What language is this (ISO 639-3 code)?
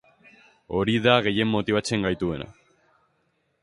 eus